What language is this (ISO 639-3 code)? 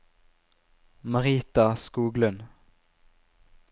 nor